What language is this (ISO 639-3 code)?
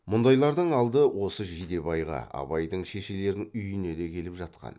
kaz